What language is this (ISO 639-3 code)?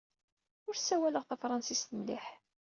kab